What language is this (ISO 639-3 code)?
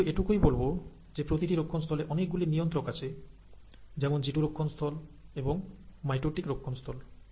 ben